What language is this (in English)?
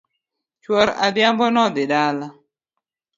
Luo (Kenya and Tanzania)